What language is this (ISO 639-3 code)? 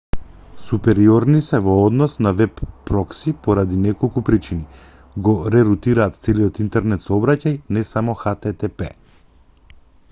mkd